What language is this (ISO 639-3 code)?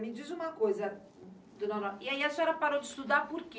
por